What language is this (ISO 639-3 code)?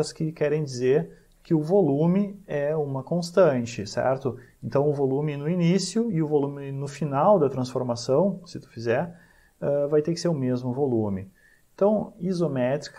por